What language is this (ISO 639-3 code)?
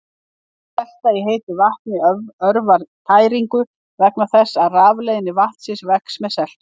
isl